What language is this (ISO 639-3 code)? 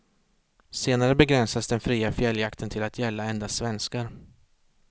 swe